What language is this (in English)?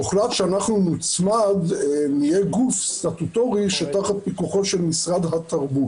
Hebrew